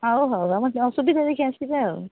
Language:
Odia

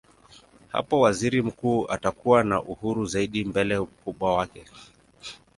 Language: Swahili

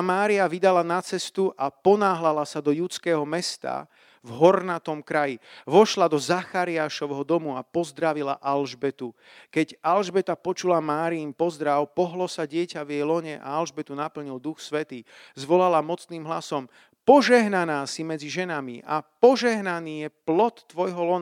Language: Slovak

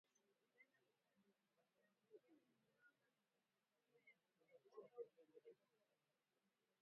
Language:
Swahili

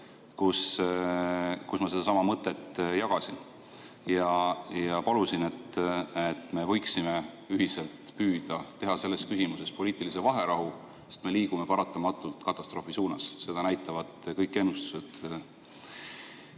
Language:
Estonian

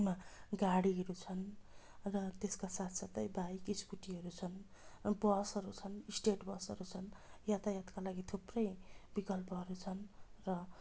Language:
Nepali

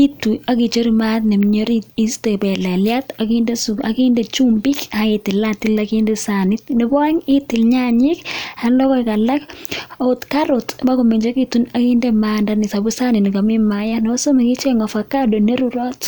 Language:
Kalenjin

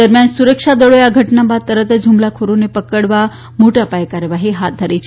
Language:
Gujarati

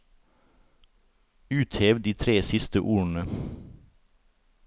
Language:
Norwegian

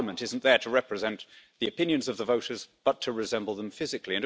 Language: English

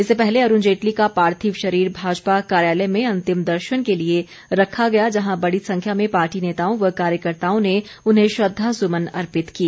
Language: Hindi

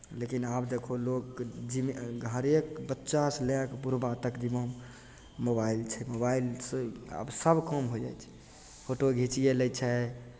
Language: Maithili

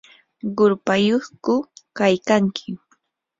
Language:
Yanahuanca Pasco Quechua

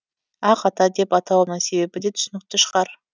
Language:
Kazakh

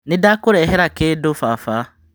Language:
Kikuyu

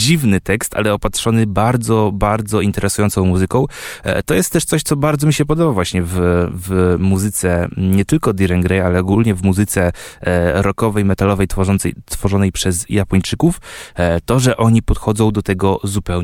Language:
Polish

